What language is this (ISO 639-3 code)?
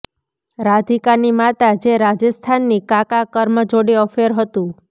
guj